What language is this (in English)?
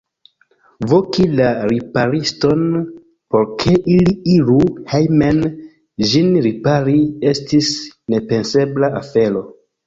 Esperanto